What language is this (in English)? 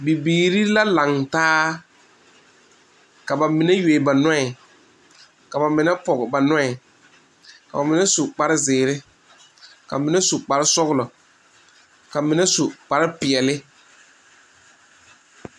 Southern Dagaare